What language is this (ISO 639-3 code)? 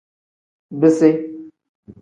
kdh